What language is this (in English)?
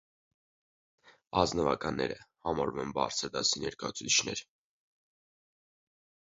Armenian